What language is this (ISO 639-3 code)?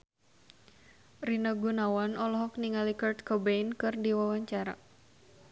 sun